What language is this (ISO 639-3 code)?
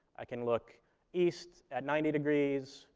eng